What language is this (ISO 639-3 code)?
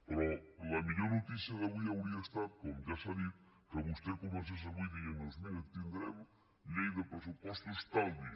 cat